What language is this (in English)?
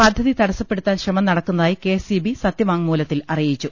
Malayalam